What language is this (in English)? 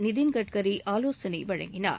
Tamil